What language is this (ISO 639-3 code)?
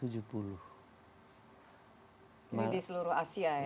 ind